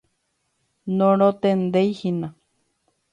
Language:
Guarani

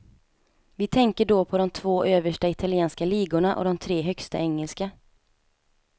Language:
Swedish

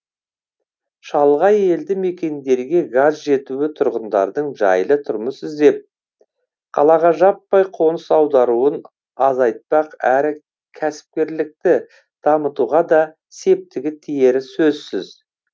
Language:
Kazakh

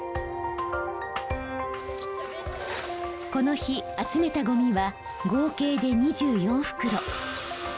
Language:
Japanese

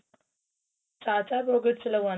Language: Punjabi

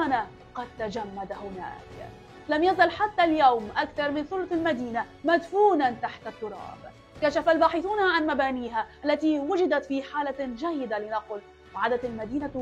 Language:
Arabic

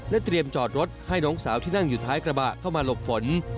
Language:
Thai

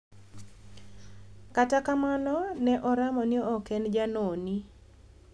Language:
Luo (Kenya and Tanzania)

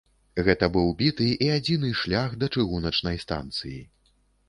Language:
Belarusian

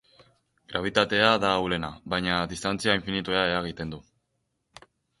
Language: Basque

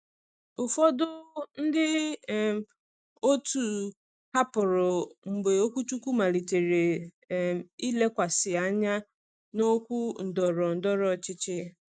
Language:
Igbo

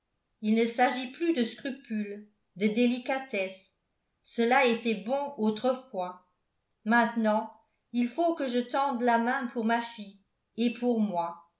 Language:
French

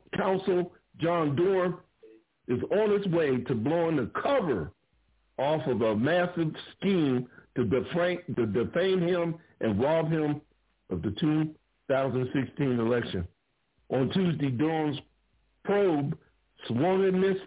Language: English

